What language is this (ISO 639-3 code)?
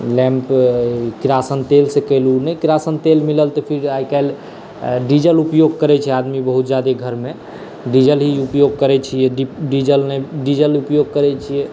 mai